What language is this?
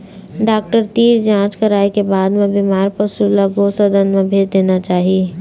Chhattisgarhi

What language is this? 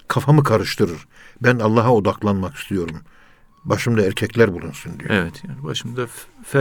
Turkish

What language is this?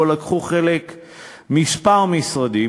Hebrew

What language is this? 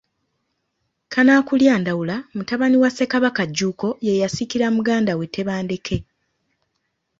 Ganda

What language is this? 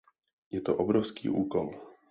Czech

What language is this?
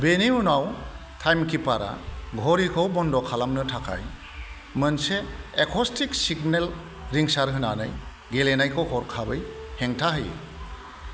Bodo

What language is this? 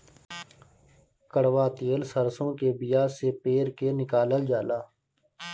Bhojpuri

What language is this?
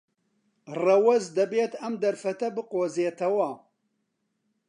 Central Kurdish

